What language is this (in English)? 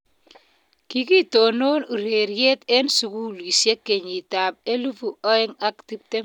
Kalenjin